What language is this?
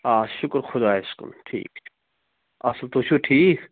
Kashmiri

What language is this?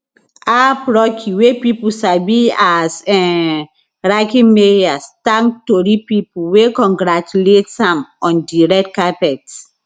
Nigerian Pidgin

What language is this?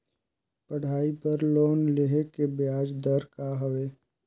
Chhattisgarhi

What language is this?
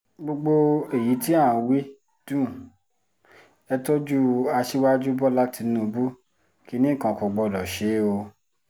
Yoruba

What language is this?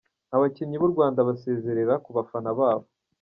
Kinyarwanda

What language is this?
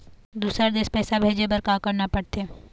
Chhattisgarhi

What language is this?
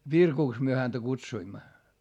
Finnish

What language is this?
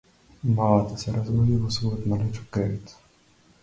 Macedonian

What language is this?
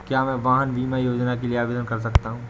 Hindi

